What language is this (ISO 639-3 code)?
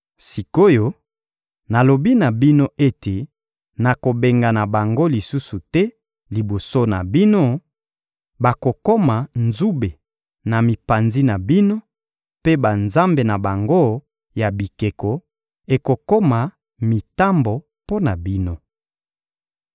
lin